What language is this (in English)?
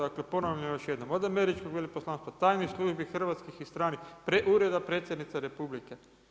Croatian